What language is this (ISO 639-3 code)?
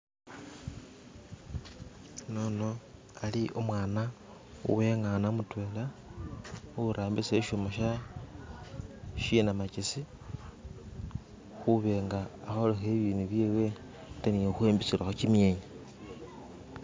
myx